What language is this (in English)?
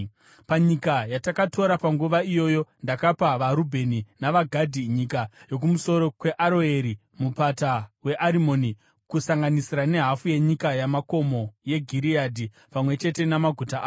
Shona